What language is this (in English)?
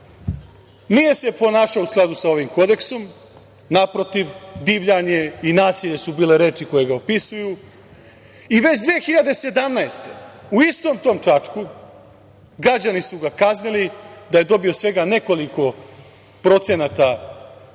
Serbian